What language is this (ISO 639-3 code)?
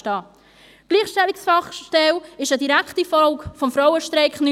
gsw